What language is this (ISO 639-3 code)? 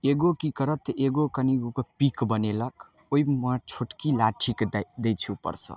mai